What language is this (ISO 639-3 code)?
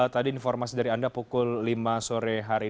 ind